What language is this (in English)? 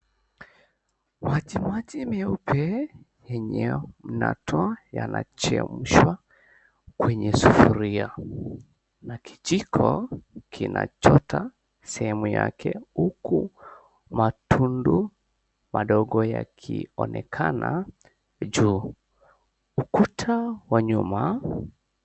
Swahili